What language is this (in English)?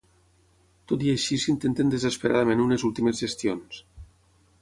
Catalan